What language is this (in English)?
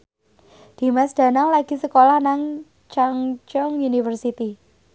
Javanese